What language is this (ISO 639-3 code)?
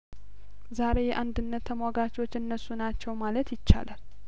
amh